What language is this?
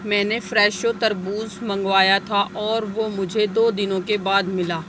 Urdu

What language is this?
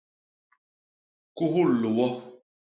Basaa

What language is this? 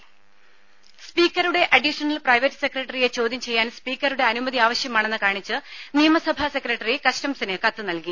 Malayalam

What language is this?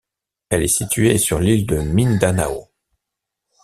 French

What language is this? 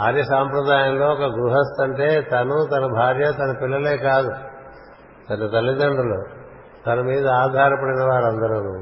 Telugu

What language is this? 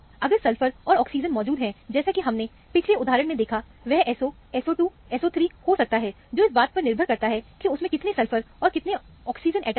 Hindi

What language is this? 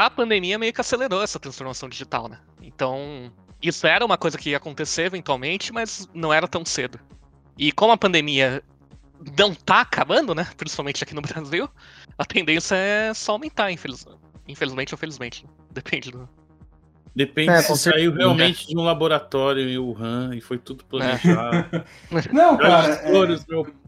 Portuguese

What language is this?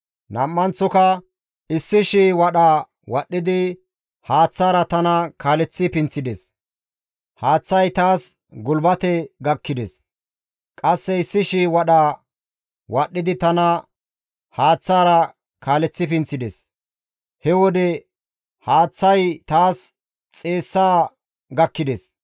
Gamo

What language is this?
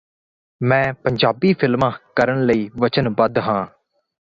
Punjabi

